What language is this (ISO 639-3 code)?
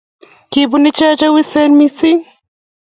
kln